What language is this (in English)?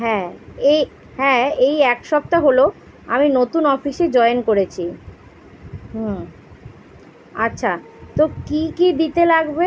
Bangla